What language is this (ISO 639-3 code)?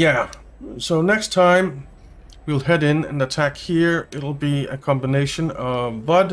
eng